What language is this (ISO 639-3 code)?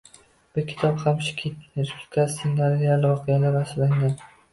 uzb